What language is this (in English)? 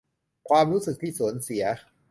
Thai